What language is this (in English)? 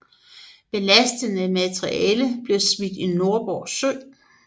Danish